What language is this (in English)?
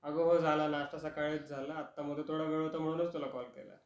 Marathi